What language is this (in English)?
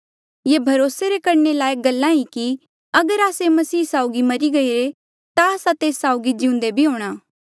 Mandeali